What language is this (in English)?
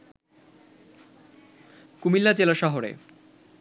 Bangla